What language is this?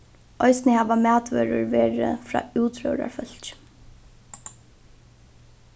Faroese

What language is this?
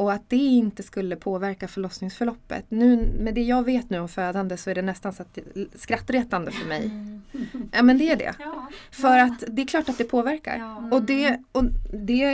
Swedish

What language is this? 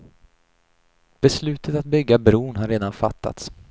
Swedish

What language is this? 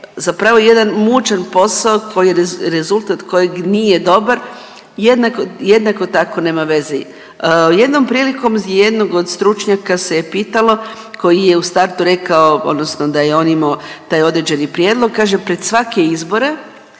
Croatian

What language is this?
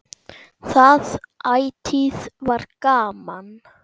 Icelandic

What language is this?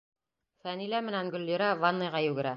Bashkir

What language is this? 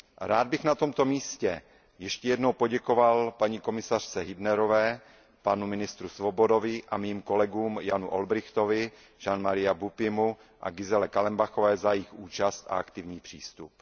Czech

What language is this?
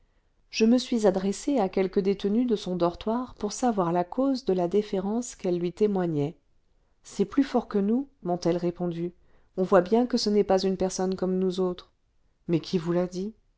French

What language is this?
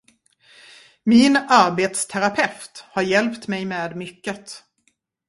Swedish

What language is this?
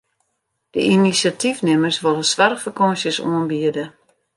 Western Frisian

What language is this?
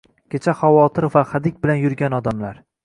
Uzbek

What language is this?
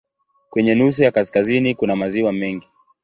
Swahili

